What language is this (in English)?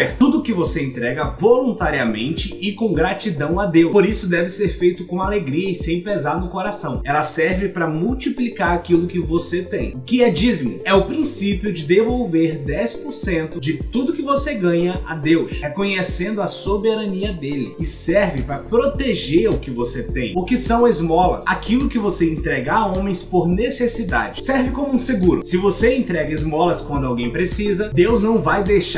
Portuguese